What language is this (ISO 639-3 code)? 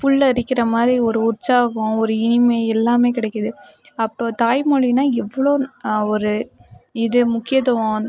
tam